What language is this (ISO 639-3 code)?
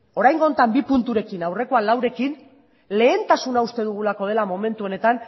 eus